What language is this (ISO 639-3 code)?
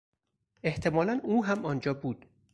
fas